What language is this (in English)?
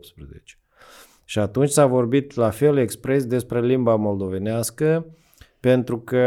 Romanian